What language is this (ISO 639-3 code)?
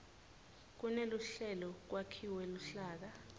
ssw